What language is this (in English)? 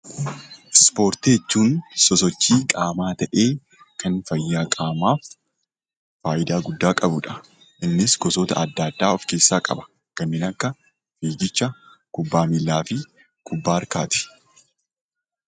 Oromo